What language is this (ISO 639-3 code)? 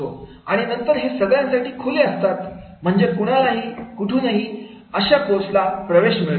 mar